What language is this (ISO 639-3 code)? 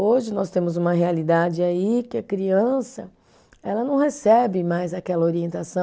por